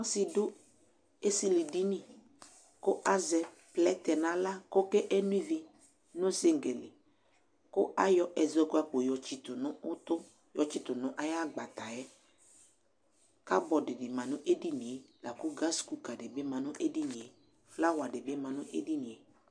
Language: Ikposo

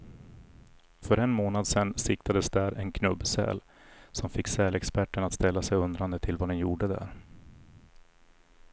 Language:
Swedish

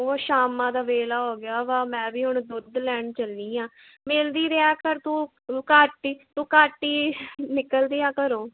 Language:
Punjabi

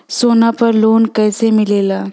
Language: Bhojpuri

